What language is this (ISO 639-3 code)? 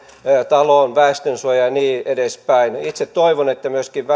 fin